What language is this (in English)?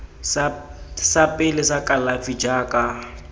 Tswana